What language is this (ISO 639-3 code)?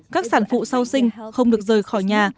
vie